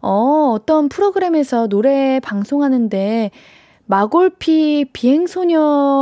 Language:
Korean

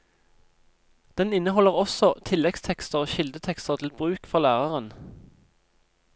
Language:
Norwegian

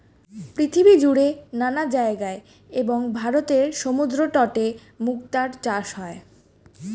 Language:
Bangla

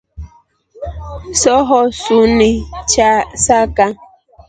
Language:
Rombo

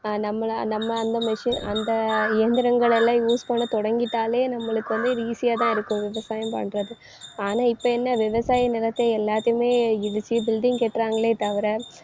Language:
Tamil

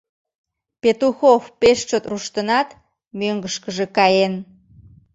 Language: Mari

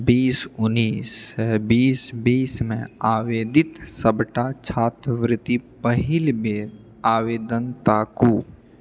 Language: Maithili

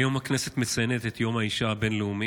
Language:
Hebrew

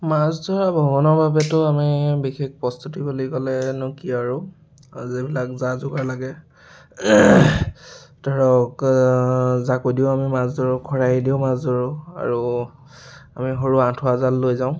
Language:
Assamese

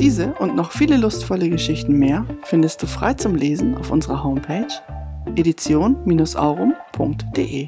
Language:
German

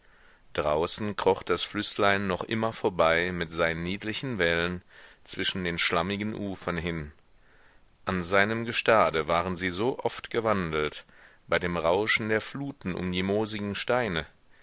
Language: German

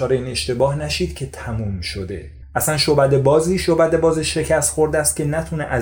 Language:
Persian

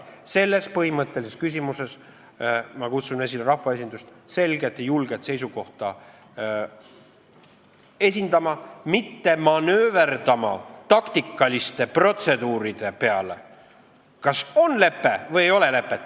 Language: Estonian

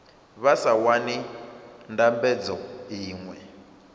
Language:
Venda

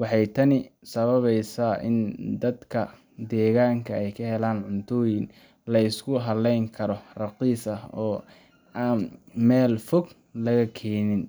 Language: Somali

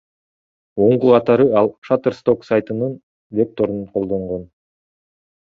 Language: Kyrgyz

